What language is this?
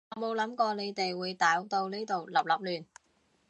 Cantonese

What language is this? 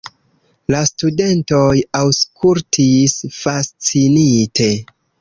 Esperanto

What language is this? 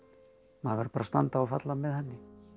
Icelandic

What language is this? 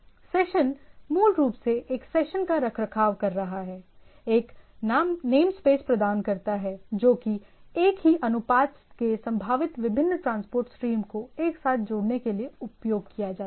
Hindi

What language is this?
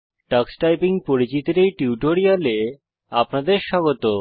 Bangla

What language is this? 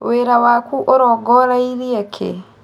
Kikuyu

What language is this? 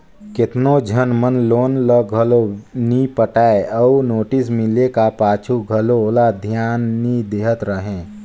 Chhattisgarhi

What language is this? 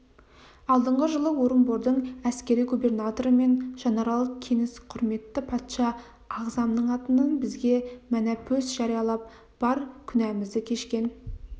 Kazakh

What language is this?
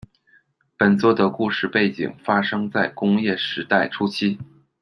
Chinese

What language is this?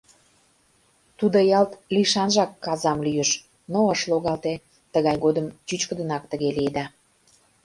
Mari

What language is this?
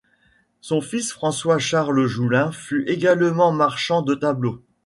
French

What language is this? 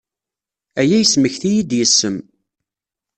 Kabyle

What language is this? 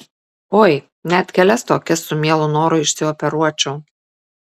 Lithuanian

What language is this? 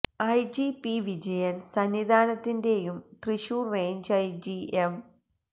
Malayalam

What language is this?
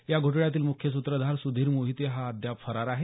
Marathi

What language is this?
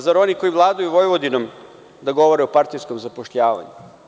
Serbian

